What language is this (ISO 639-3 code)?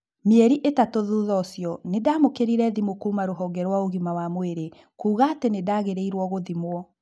kik